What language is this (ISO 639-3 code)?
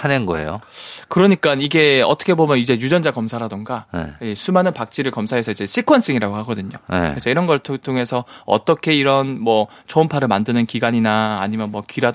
kor